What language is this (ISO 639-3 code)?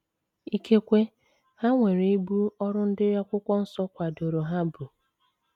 ibo